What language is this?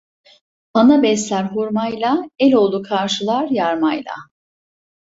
Turkish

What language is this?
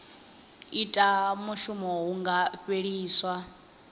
Venda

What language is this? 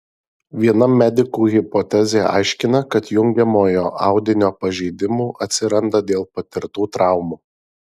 Lithuanian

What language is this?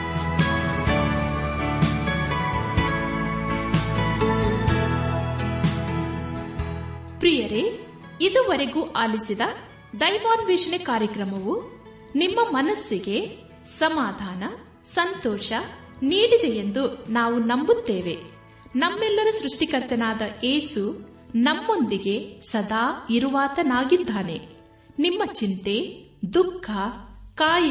Kannada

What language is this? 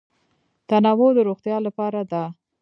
Pashto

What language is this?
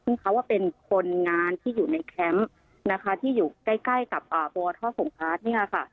Thai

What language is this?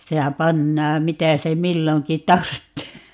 Finnish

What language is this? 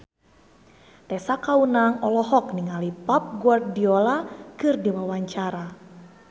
Sundanese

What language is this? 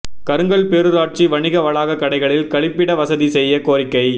Tamil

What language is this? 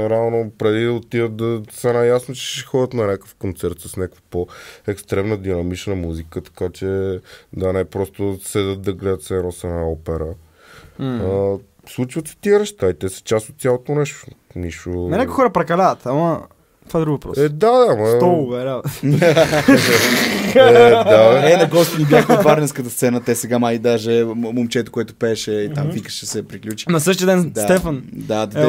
Bulgarian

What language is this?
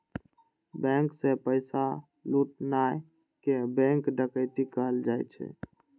Maithili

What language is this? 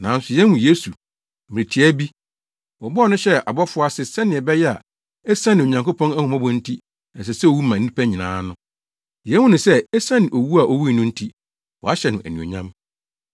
Akan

